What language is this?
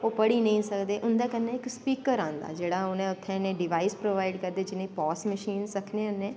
Dogri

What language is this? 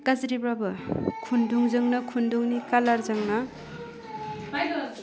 Bodo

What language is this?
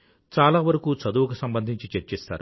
Telugu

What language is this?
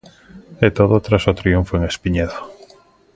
Galician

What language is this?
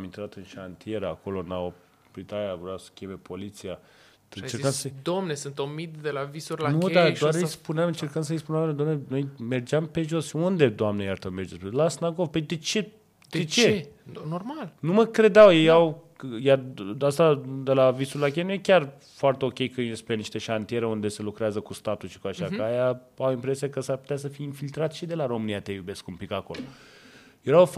Romanian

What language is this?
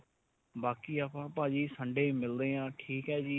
Punjabi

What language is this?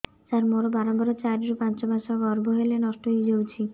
Odia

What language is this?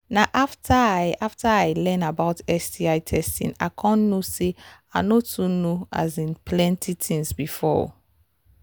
Nigerian Pidgin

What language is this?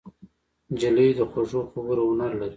Pashto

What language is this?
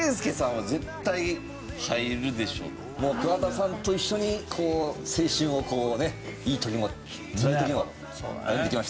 Japanese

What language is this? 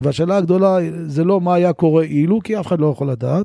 Hebrew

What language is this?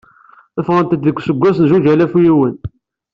Kabyle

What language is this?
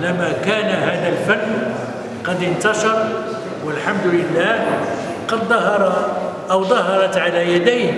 Arabic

